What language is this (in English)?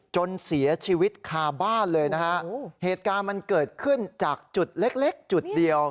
Thai